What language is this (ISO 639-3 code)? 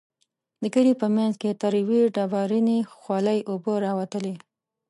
pus